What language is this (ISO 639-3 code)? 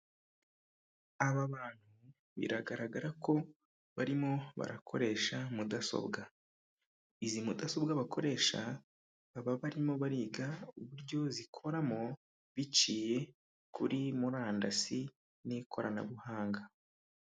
kin